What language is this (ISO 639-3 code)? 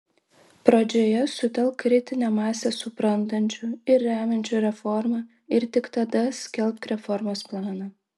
lit